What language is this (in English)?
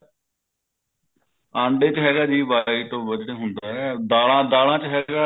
Punjabi